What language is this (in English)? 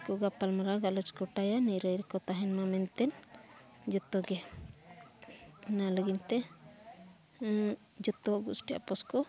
Santali